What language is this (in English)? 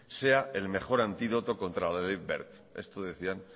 Spanish